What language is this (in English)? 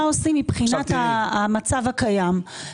Hebrew